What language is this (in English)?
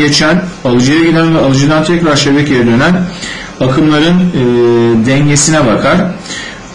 Turkish